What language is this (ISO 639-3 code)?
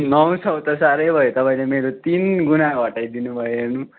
nep